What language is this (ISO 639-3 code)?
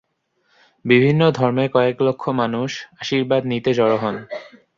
ben